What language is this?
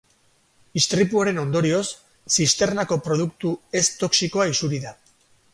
Basque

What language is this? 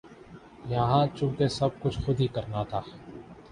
Urdu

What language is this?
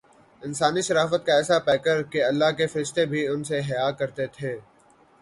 Urdu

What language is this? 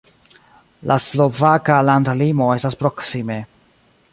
Esperanto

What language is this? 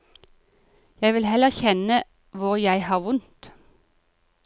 Norwegian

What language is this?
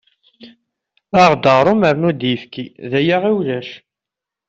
Kabyle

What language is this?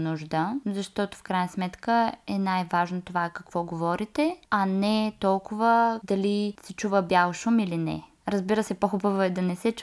Bulgarian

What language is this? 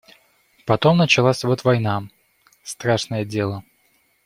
Russian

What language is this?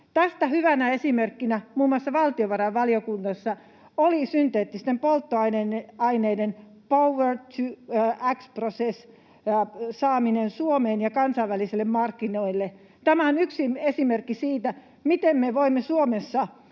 Finnish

